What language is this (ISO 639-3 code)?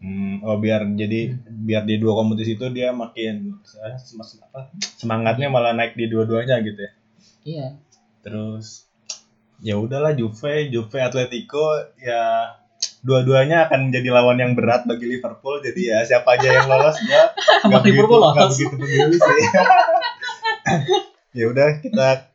ind